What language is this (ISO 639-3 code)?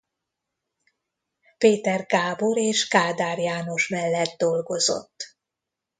hun